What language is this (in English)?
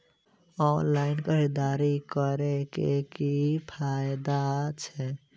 Maithili